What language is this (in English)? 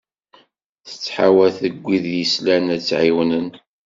Kabyle